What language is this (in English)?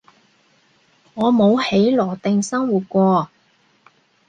Cantonese